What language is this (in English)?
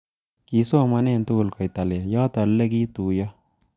Kalenjin